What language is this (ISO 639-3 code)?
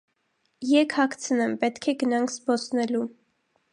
hye